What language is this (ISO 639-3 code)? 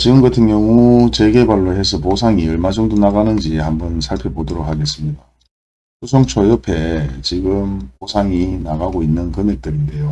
kor